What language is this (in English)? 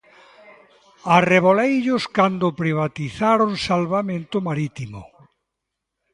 Galician